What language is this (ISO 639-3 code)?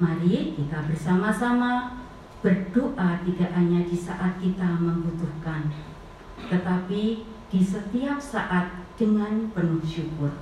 ind